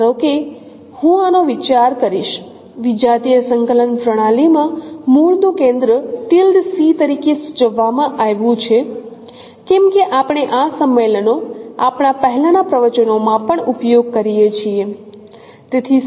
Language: Gujarati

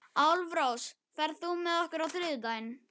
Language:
Icelandic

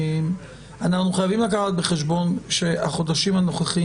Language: Hebrew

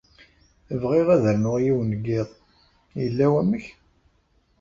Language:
Kabyle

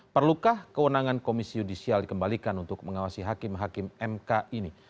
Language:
Indonesian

